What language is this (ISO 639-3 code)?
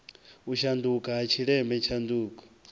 ven